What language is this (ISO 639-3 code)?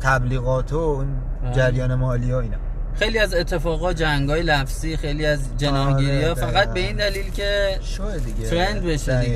fas